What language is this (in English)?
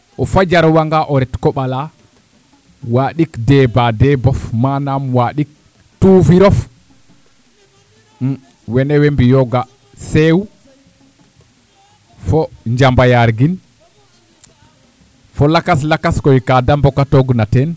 Serer